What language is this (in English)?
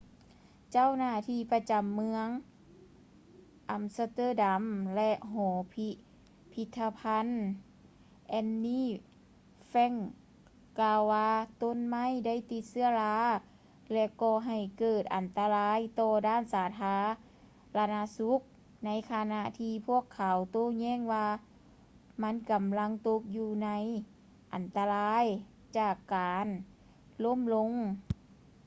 Lao